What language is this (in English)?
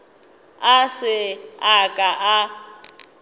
Northern Sotho